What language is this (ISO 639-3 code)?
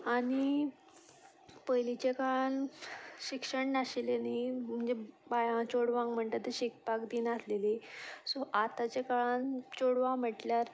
kok